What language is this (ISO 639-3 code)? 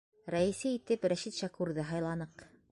bak